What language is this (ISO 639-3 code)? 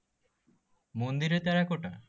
ben